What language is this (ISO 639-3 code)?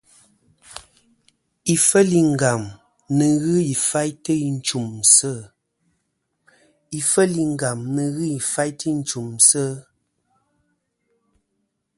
bkm